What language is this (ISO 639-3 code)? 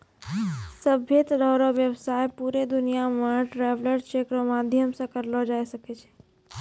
mai